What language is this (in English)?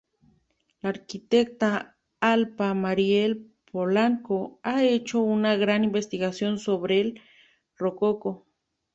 Spanish